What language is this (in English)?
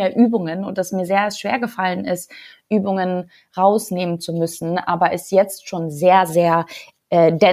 German